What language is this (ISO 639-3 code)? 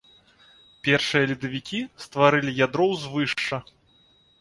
bel